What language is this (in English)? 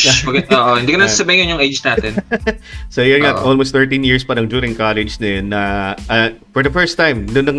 Filipino